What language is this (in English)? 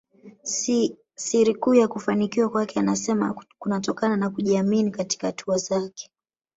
Swahili